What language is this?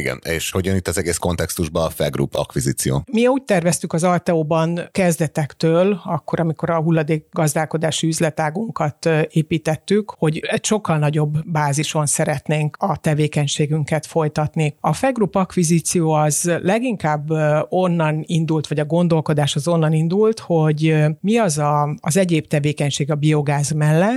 Hungarian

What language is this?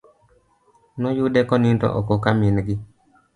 Luo (Kenya and Tanzania)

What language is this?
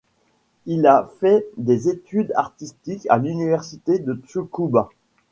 French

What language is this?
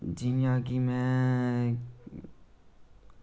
Dogri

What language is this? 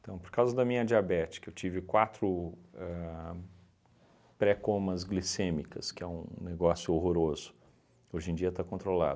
Portuguese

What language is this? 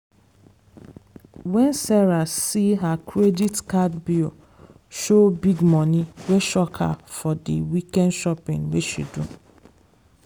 Nigerian Pidgin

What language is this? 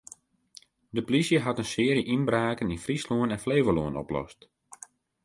Western Frisian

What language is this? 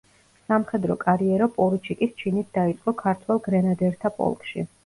Georgian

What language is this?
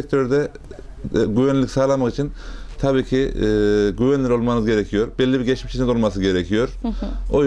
Turkish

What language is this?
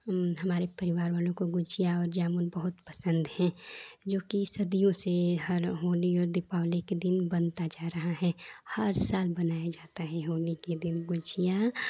Hindi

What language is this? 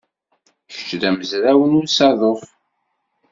Kabyle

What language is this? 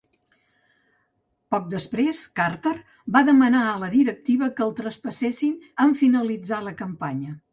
Catalan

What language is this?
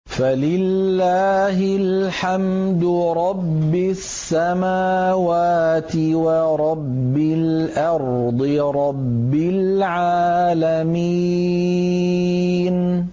Arabic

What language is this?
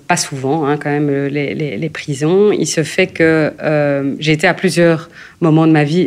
French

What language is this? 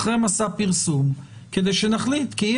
Hebrew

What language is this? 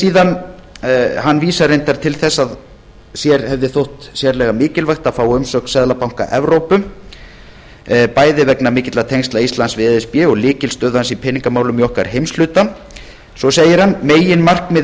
Icelandic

